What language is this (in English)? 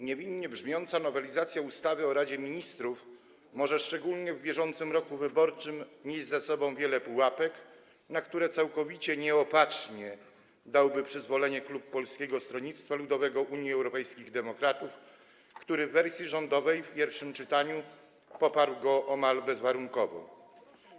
Polish